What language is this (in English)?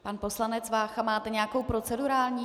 Czech